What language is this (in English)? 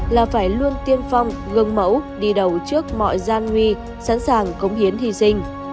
Vietnamese